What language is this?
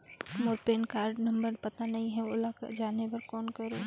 Chhattisgarhi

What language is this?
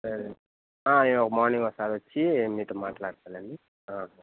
Telugu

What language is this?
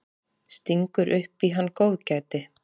Icelandic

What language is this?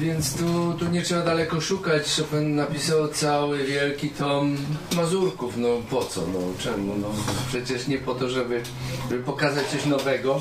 Polish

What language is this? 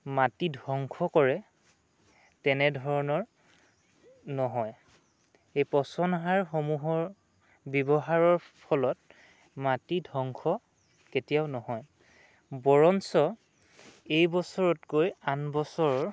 Assamese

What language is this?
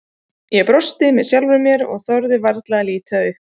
Icelandic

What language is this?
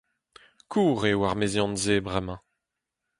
Breton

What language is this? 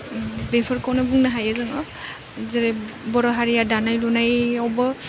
Bodo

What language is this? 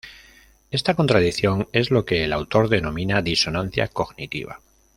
Spanish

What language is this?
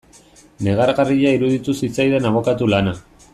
Basque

